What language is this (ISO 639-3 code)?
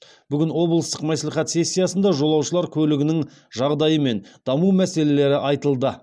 kaz